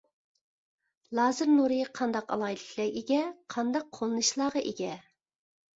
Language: Uyghur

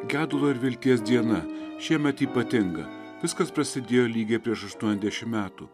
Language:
Lithuanian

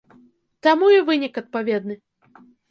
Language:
Belarusian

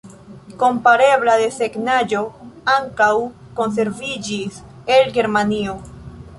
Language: Esperanto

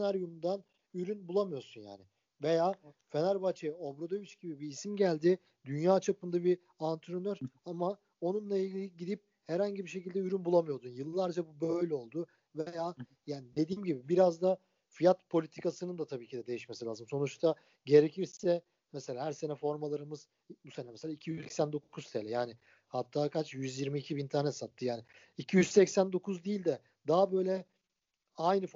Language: Turkish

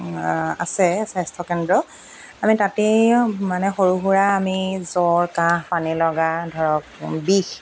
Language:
Assamese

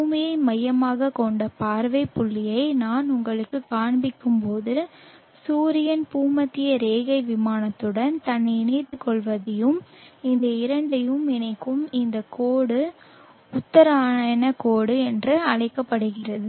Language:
Tamil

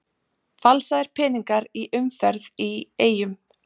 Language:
Icelandic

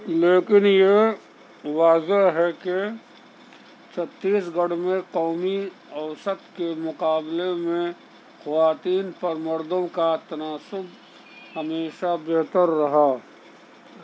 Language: Urdu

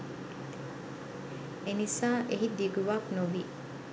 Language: Sinhala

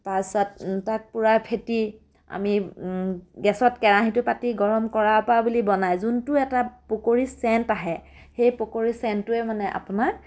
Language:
Assamese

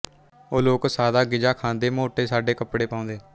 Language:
Punjabi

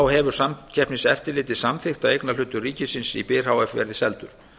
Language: Icelandic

